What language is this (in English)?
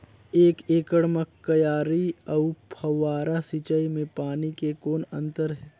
Chhattisgarhi